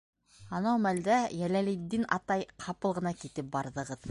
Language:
Bashkir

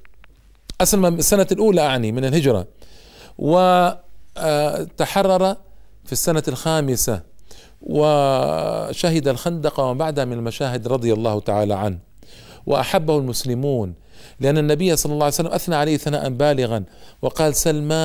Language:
Arabic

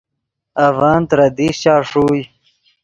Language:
Yidgha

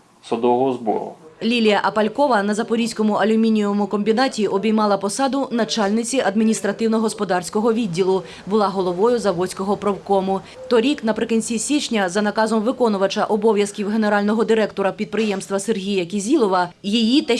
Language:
Ukrainian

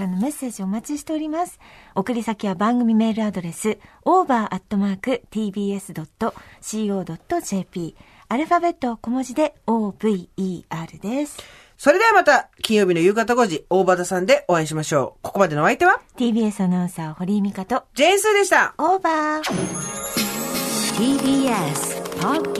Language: Japanese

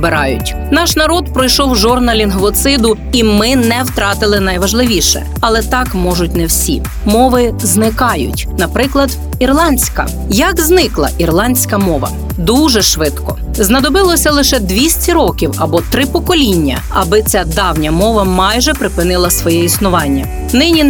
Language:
Ukrainian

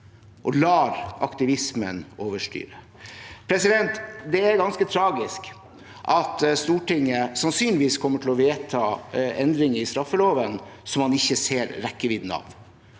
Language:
Norwegian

